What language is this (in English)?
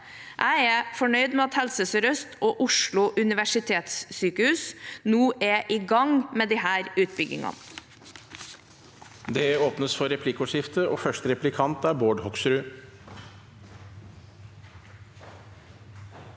Norwegian